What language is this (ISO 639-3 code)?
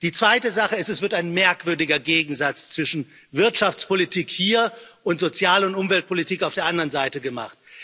deu